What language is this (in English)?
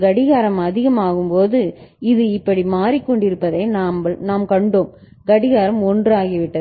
Tamil